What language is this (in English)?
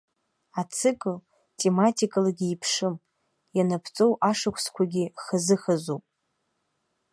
Abkhazian